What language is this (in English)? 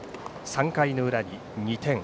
Japanese